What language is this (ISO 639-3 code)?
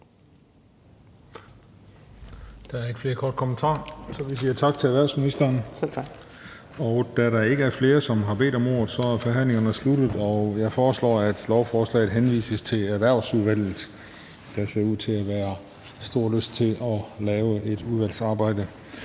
dan